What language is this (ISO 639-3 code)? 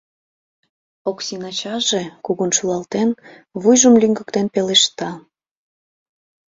chm